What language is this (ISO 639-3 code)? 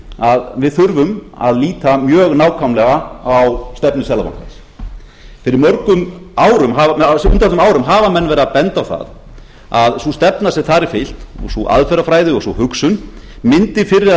isl